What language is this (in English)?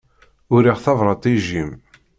Kabyle